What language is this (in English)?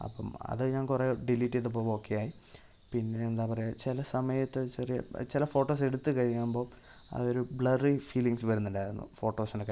Malayalam